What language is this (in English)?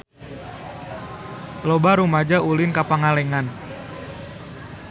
Sundanese